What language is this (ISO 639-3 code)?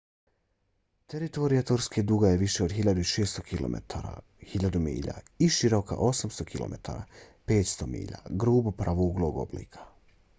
bos